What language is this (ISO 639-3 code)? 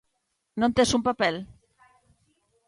glg